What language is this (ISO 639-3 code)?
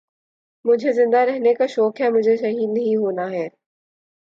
urd